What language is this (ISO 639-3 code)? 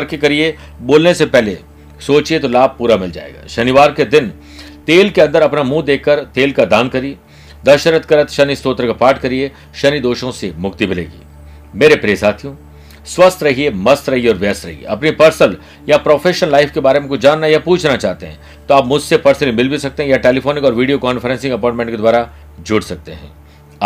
hin